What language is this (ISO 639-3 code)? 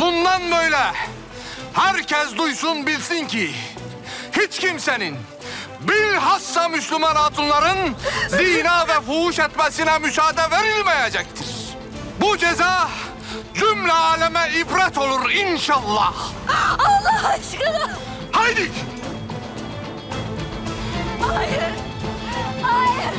tur